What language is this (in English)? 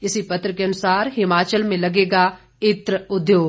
Hindi